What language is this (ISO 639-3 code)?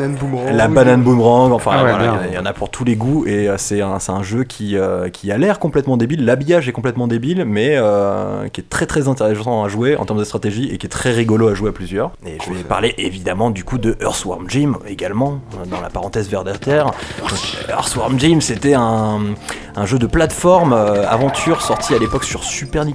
fra